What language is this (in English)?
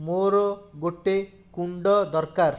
Odia